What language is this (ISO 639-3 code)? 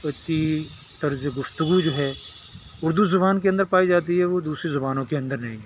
urd